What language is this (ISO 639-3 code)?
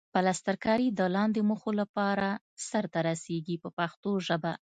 pus